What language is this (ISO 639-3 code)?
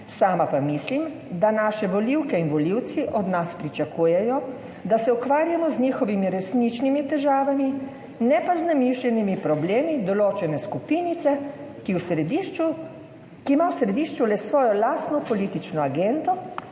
slv